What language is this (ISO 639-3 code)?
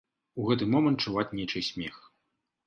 bel